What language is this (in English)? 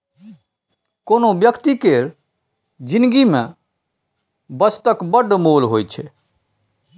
Maithili